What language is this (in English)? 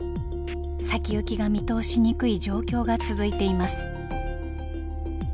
Japanese